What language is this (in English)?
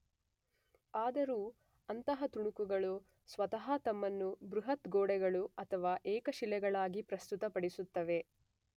Kannada